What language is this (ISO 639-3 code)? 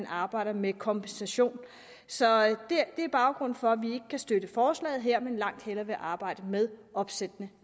dan